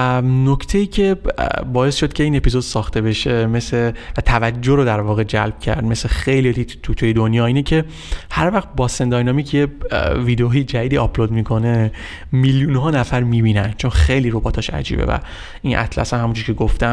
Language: Persian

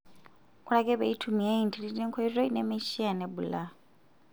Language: Masai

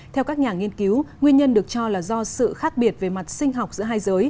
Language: Vietnamese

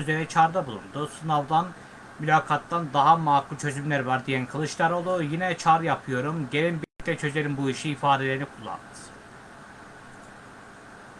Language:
Turkish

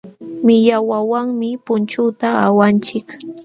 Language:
Jauja Wanca Quechua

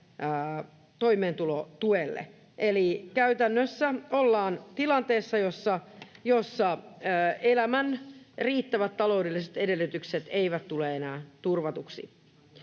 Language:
Finnish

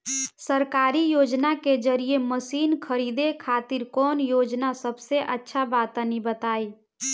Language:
Bhojpuri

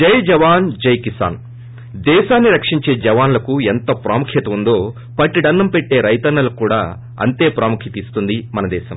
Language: Telugu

